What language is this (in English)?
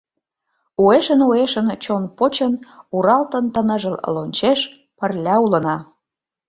Mari